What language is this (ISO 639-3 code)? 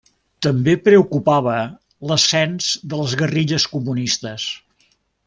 cat